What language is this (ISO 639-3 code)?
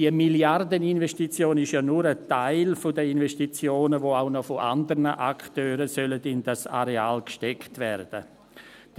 gsw